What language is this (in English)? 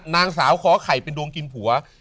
Thai